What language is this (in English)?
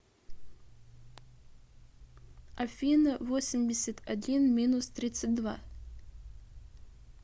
Russian